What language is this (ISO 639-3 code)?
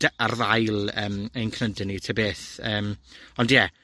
cym